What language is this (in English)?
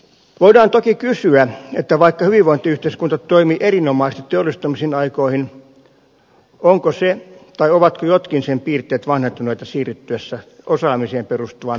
Finnish